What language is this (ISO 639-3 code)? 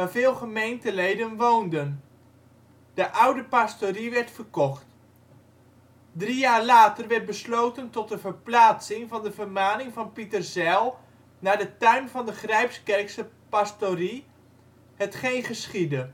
nld